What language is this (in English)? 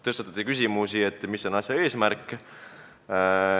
Estonian